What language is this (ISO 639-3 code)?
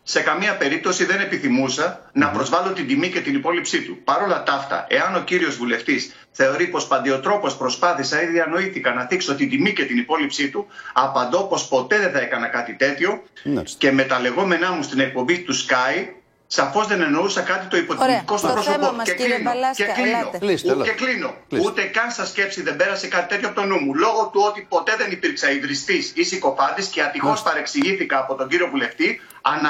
ell